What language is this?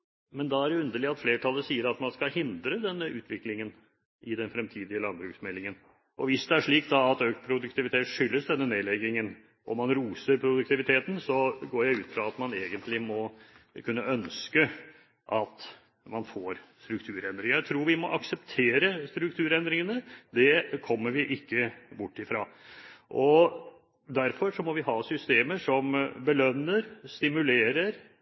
Norwegian Bokmål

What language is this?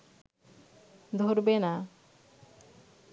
Bangla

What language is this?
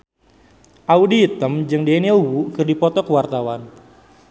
Sundanese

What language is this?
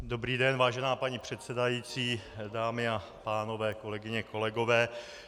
Czech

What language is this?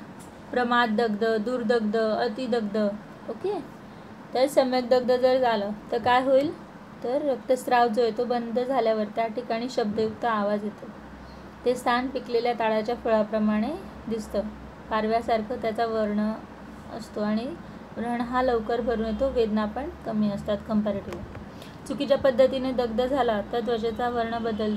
Romanian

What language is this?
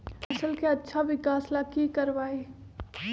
Magahi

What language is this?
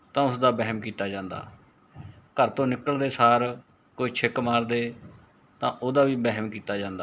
Punjabi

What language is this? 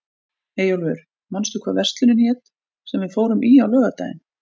Icelandic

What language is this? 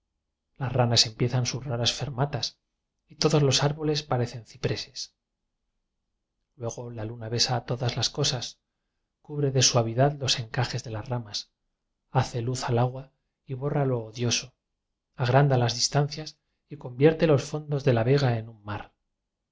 Spanish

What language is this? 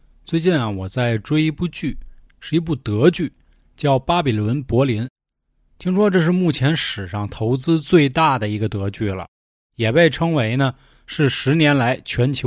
Chinese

